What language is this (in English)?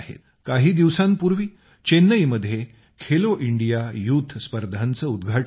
Marathi